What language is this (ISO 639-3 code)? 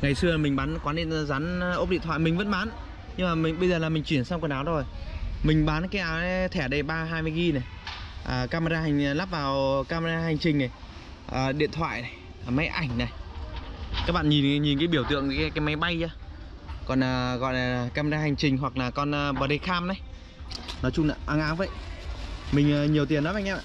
vie